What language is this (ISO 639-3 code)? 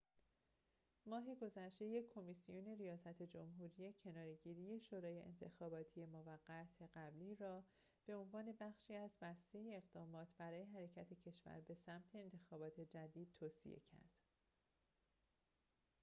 fas